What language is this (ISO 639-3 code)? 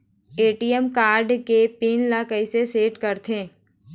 hne